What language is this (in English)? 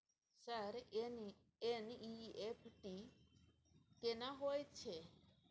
Maithili